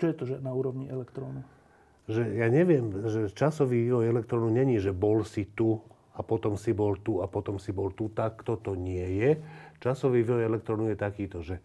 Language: Slovak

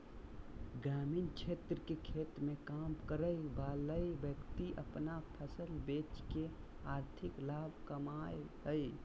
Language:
Magahi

